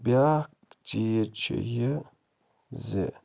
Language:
Kashmiri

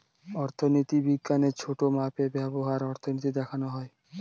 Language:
Bangla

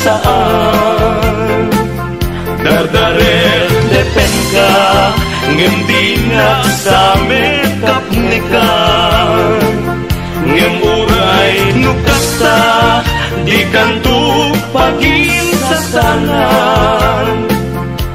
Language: Filipino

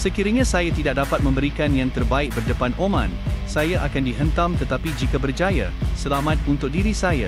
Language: Malay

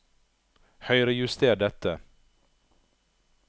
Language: Norwegian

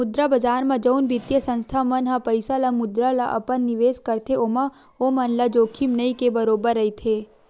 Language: Chhattisgarhi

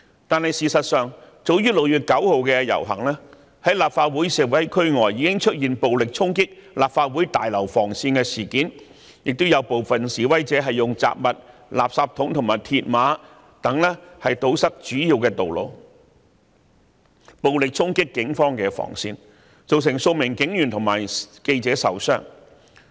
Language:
Cantonese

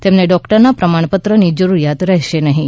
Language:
Gujarati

